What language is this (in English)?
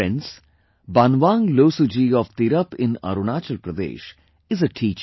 English